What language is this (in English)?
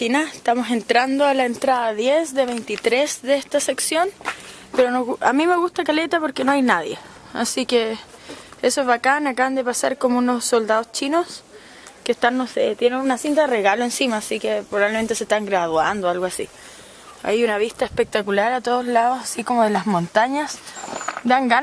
Spanish